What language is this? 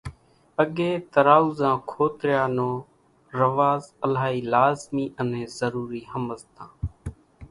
Kachi Koli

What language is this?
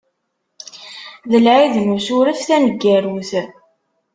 Kabyle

